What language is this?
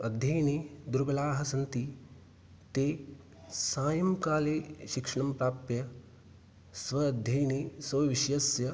Sanskrit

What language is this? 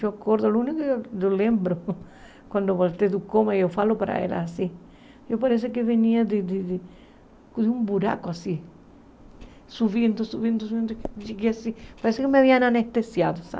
Portuguese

